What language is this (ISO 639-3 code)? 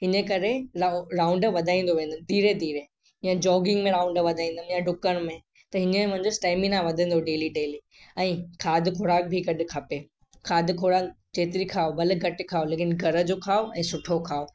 snd